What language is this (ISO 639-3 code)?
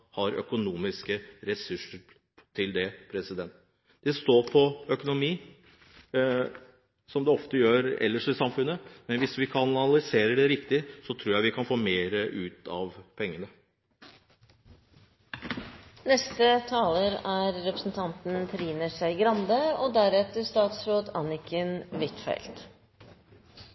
nob